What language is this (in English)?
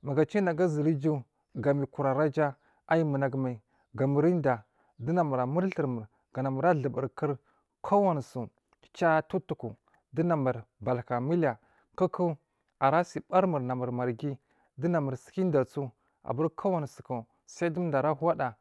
Marghi South